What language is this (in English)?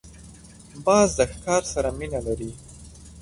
Pashto